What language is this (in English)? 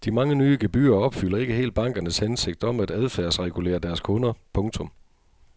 Danish